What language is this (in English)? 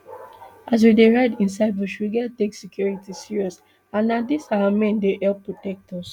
Nigerian Pidgin